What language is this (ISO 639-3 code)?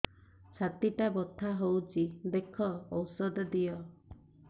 ori